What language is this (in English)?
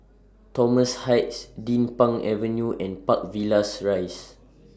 English